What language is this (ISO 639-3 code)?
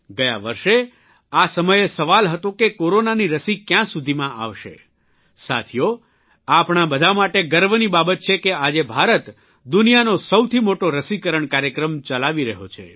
guj